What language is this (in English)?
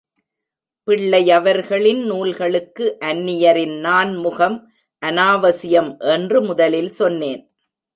Tamil